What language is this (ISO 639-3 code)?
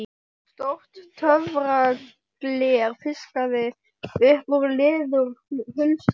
isl